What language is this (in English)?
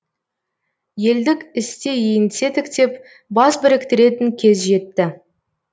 Kazakh